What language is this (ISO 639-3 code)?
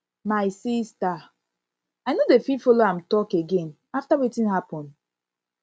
pcm